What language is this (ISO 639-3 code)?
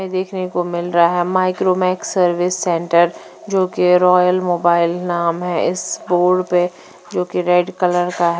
hin